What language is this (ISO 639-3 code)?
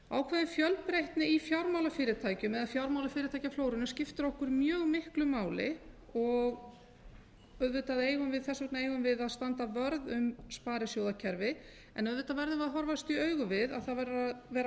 isl